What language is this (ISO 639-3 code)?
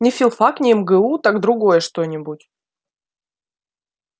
rus